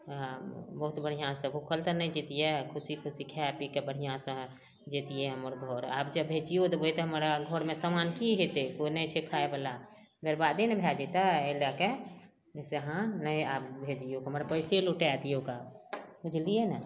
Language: Maithili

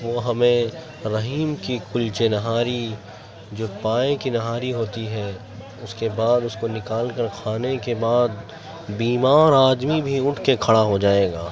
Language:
Urdu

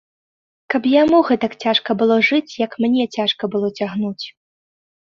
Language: Belarusian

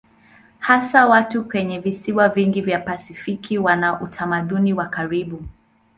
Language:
Swahili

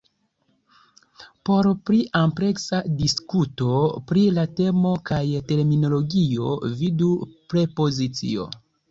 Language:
Esperanto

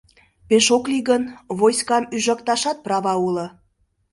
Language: Mari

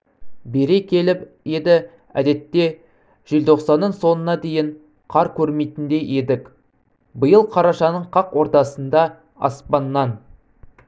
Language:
Kazakh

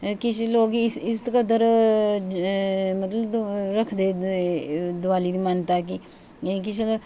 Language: Dogri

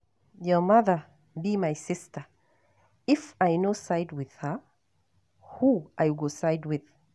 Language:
Nigerian Pidgin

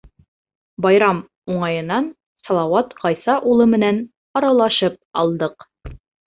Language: Bashkir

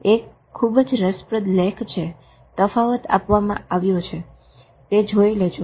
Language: Gujarati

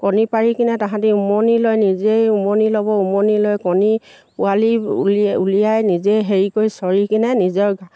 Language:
Assamese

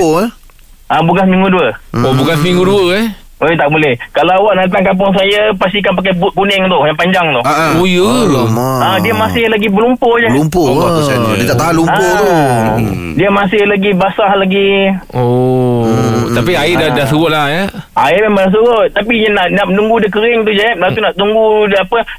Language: Malay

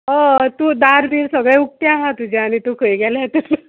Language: Konkani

